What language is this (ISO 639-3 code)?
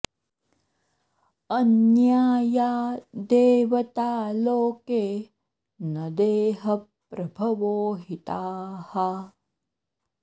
san